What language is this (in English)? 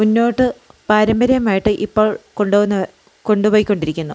Malayalam